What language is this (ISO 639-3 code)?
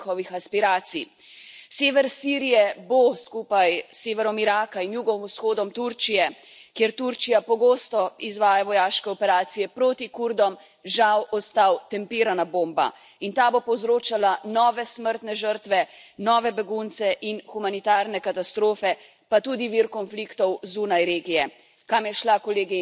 slv